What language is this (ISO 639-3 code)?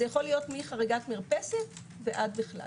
heb